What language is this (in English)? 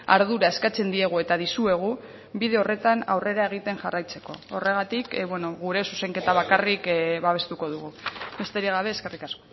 Basque